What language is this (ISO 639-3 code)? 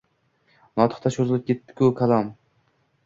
uzb